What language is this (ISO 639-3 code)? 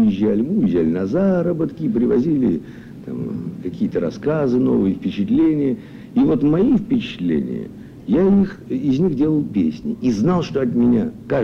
rus